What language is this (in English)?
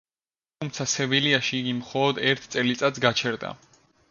Georgian